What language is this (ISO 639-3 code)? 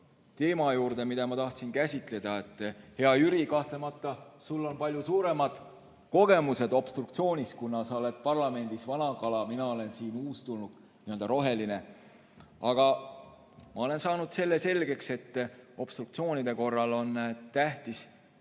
est